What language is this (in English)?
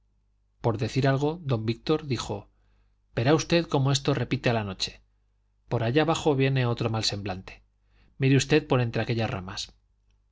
Spanish